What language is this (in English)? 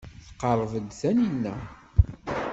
Kabyle